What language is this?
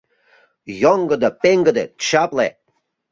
Mari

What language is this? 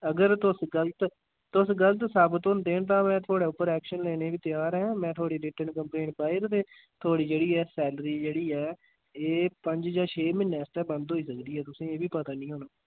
Dogri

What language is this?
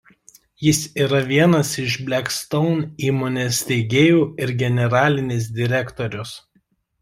Lithuanian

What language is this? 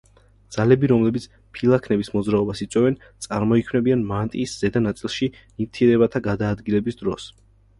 Georgian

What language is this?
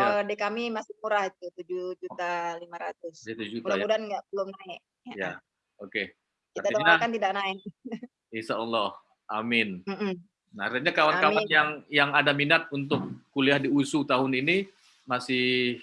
Indonesian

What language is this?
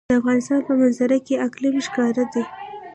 Pashto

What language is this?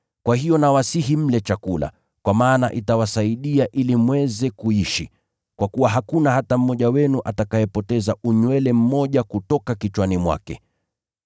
Swahili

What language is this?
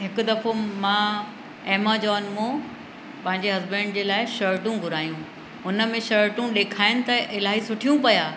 Sindhi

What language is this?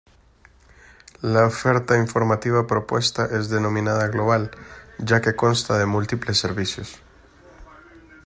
Spanish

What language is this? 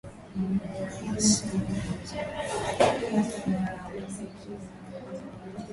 Swahili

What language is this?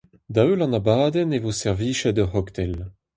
Breton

